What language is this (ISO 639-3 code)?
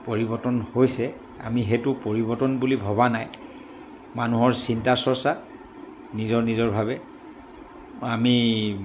asm